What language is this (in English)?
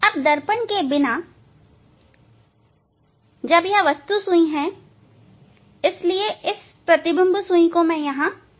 Hindi